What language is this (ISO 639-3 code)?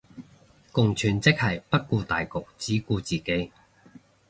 yue